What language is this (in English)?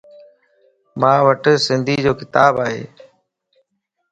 Lasi